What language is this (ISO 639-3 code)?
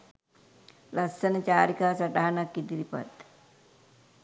sin